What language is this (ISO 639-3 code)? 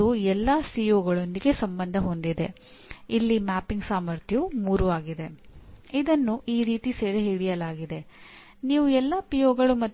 kan